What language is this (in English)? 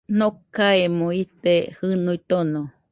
Nüpode Huitoto